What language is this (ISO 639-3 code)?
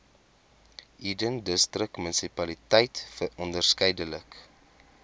afr